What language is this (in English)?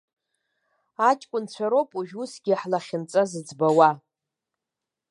Abkhazian